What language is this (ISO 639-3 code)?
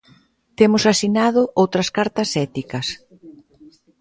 glg